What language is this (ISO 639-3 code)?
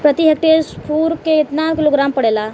bho